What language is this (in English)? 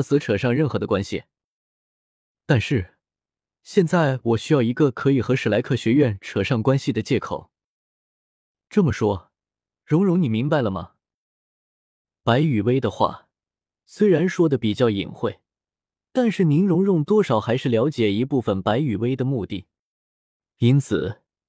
Chinese